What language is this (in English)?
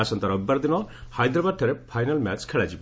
Odia